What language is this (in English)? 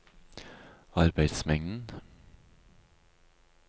Norwegian